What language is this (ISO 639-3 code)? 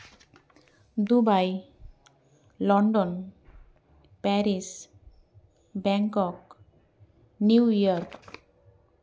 sat